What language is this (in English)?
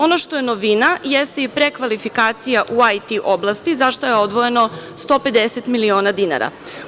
Serbian